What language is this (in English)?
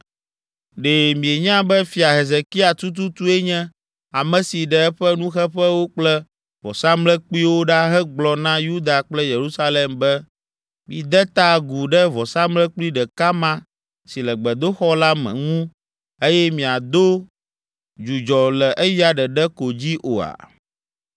Ewe